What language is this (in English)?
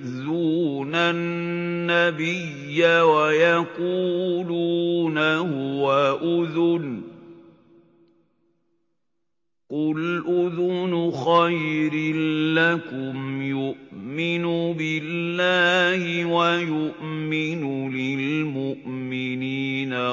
Arabic